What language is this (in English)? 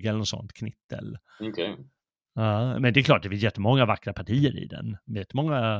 Swedish